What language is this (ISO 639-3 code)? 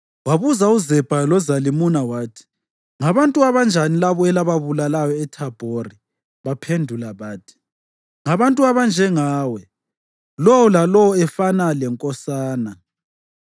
nde